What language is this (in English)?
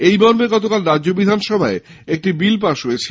Bangla